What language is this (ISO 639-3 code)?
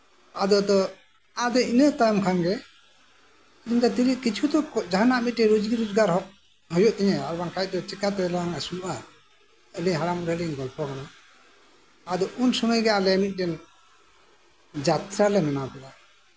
sat